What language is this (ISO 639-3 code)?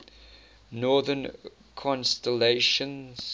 eng